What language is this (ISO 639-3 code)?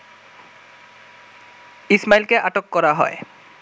ben